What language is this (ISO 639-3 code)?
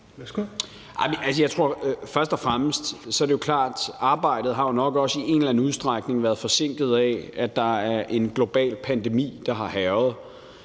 dan